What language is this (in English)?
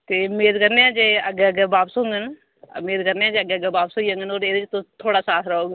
Dogri